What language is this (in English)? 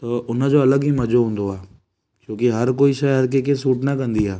Sindhi